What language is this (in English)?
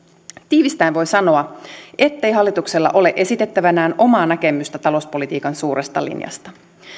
Finnish